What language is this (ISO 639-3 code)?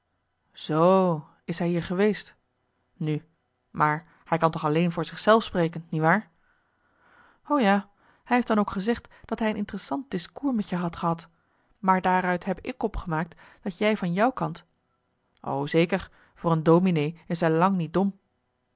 nld